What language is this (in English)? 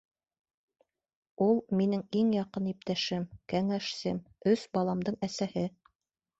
Bashkir